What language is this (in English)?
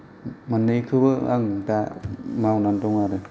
Bodo